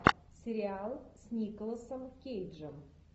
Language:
Russian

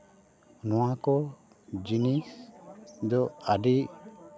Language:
Santali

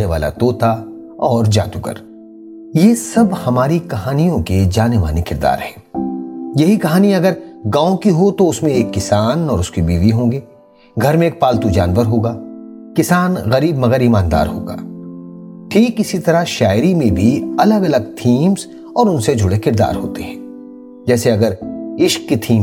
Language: Urdu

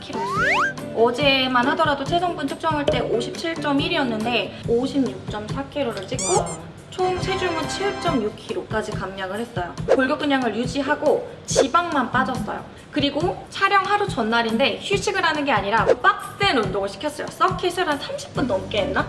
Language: Korean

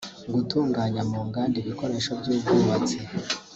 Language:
Kinyarwanda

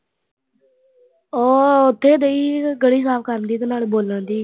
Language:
Punjabi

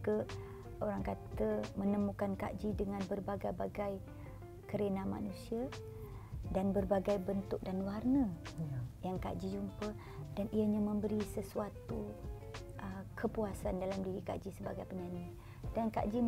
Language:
Malay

